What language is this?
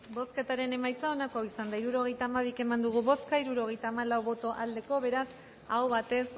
Basque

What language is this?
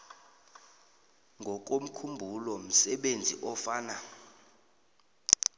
South Ndebele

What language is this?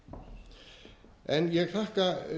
Icelandic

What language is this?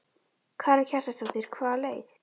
Icelandic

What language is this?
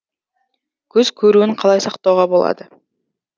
Kazakh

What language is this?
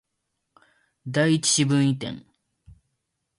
Japanese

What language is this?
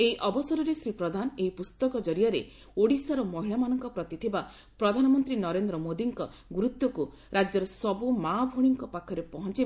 Odia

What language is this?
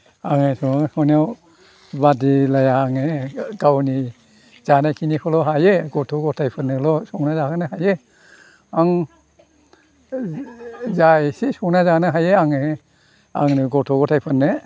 Bodo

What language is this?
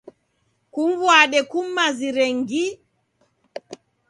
Taita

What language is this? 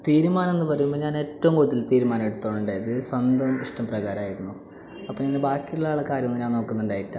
Malayalam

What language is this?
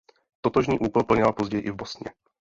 Czech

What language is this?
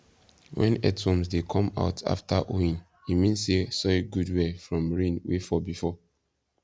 Nigerian Pidgin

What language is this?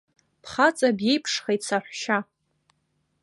Abkhazian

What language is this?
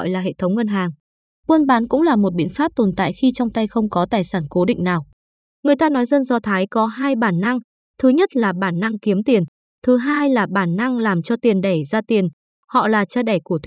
Vietnamese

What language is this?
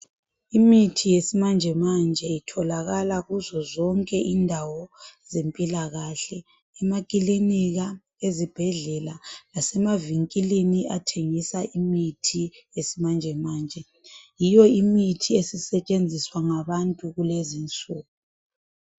North Ndebele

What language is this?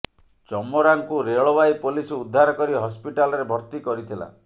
Odia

